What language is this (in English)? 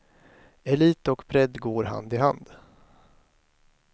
Swedish